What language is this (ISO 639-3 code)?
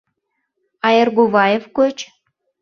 chm